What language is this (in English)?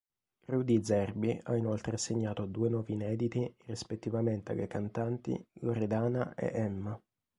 Italian